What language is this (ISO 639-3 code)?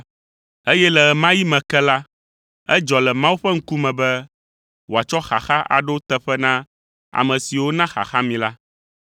ewe